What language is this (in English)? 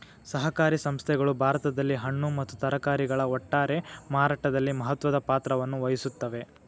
Kannada